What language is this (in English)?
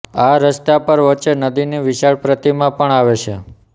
Gujarati